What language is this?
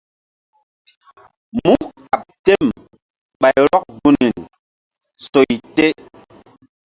Mbum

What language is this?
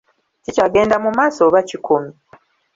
Ganda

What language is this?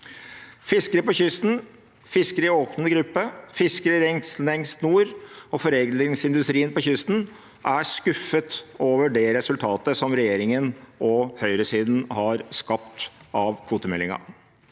Norwegian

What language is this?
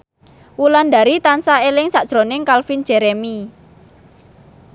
Javanese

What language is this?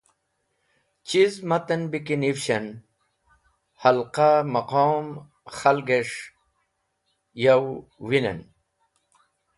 Wakhi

